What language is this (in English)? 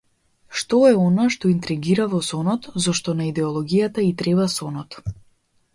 Macedonian